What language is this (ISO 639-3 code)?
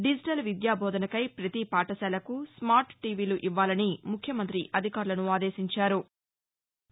tel